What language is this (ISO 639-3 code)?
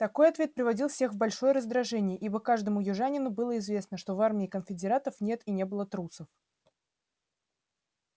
rus